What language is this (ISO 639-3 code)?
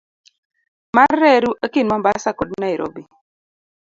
luo